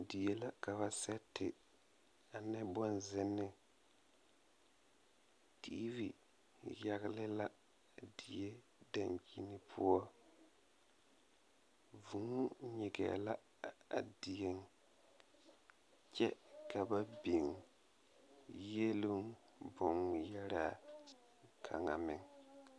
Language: Southern Dagaare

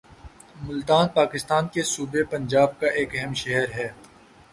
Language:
Urdu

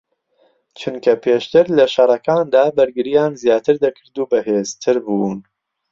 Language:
Central Kurdish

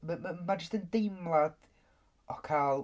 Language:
Welsh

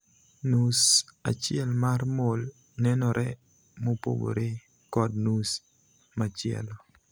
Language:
Luo (Kenya and Tanzania)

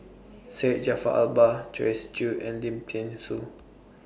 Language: English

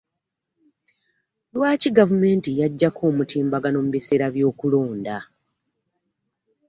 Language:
Ganda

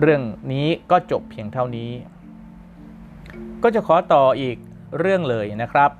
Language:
Thai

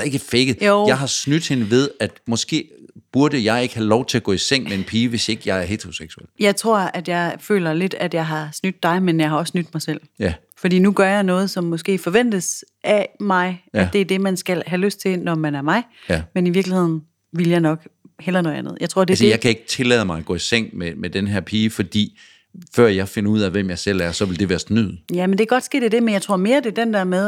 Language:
Danish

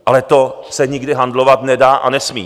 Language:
Czech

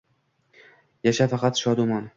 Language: Uzbek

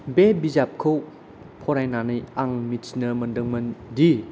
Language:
Bodo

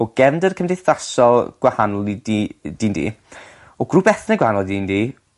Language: Welsh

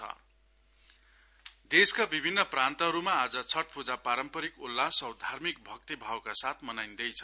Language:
Nepali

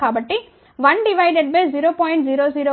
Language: Telugu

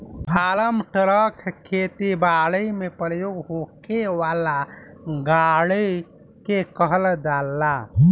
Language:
Bhojpuri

